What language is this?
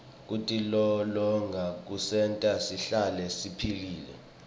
Swati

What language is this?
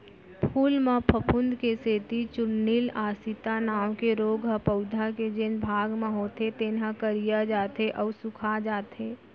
Chhattisgarhi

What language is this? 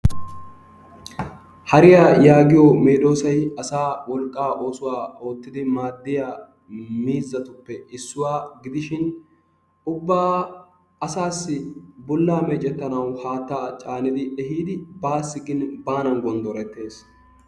Wolaytta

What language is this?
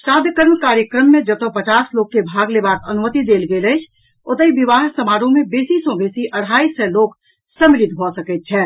Maithili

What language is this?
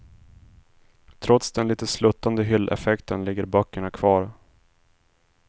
Swedish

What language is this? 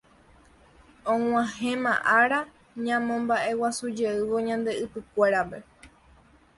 Guarani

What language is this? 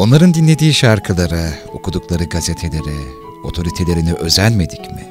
Turkish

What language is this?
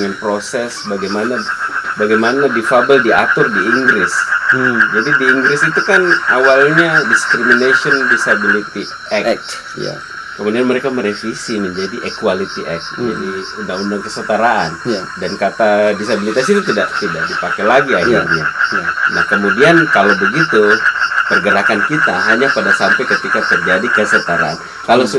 Indonesian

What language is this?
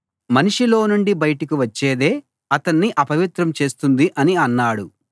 Telugu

